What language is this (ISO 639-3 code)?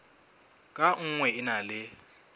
sot